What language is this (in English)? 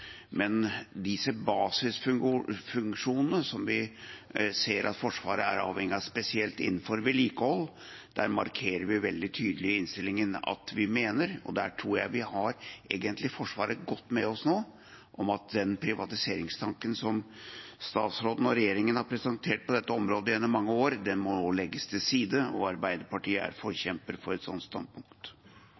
Norwegian Bokmål